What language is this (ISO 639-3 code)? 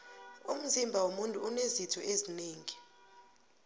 nbl